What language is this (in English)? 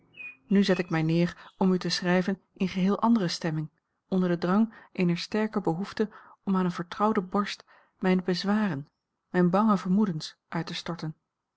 Dutch